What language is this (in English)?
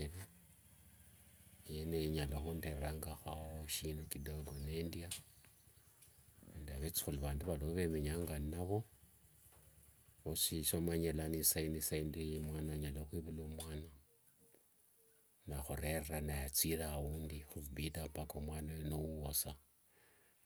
Wanga